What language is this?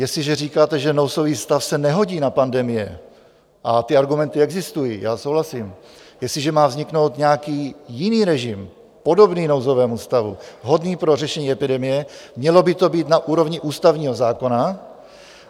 Czech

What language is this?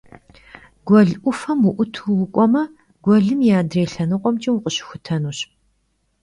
Kabardian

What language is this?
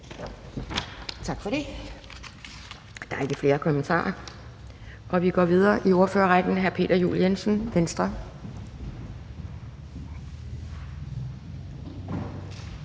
Danish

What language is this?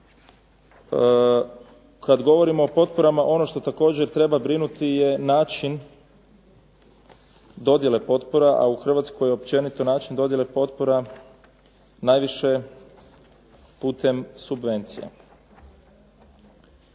Croatian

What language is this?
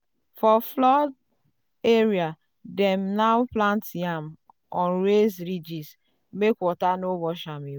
Nigerian Pidgin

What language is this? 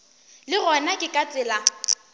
Northern Sotho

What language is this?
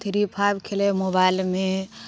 Maithili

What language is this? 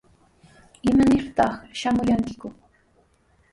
Sihuas Ancash Quechua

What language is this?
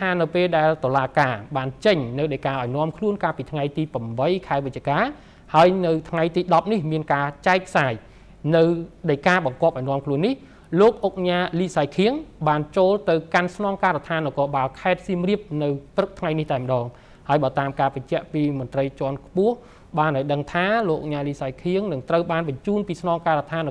Thai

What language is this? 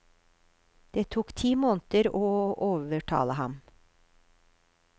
Norwegian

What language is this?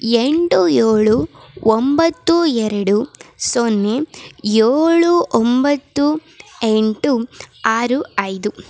Kannada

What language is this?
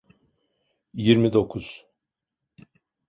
Turkish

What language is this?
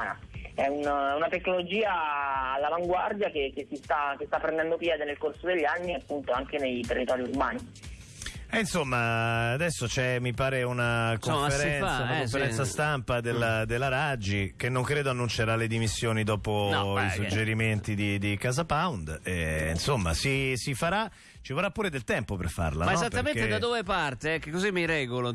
Italian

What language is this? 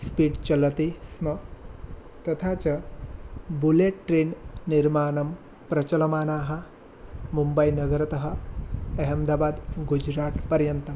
Sanskrit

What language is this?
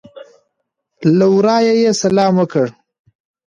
Pashto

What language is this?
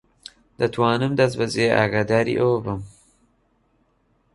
Central Kurdish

